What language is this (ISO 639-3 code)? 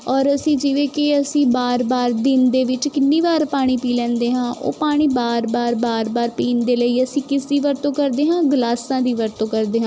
pan